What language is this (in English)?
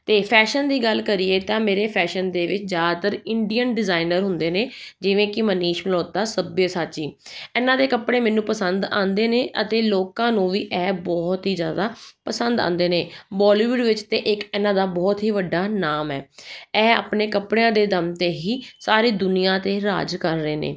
Punjabi